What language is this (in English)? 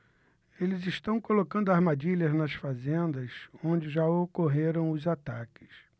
Portuguese